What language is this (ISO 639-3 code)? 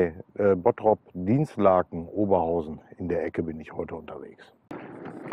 deu